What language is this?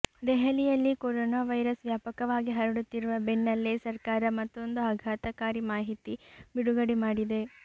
Kannada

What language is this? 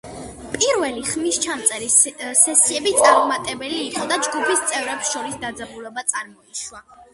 Georgian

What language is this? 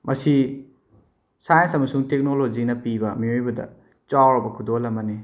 Manipuri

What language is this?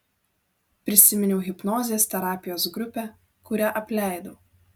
Lithuanian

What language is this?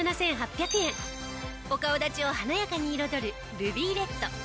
Japanese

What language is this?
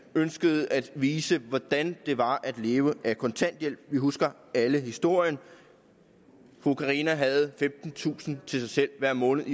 Danish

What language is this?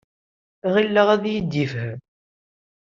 Kabyle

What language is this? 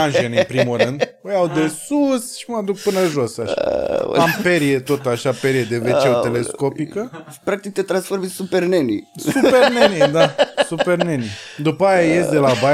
Romanian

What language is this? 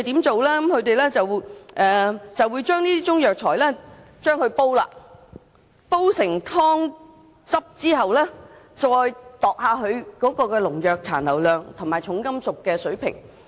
Cantonese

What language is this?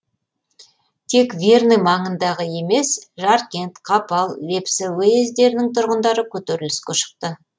Kazakh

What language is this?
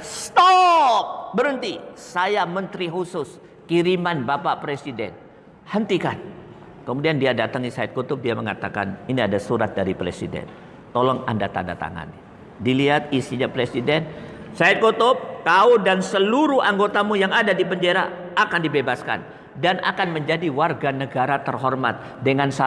Indonesian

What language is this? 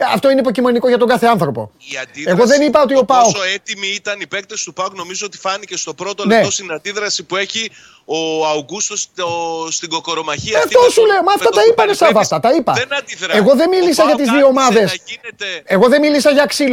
Greek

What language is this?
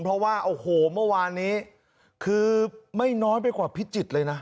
Thai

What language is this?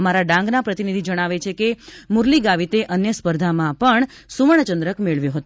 Gujarati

